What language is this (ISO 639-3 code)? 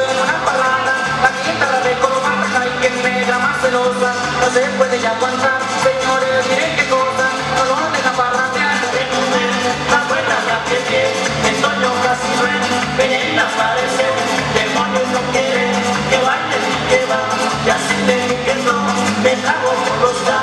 tha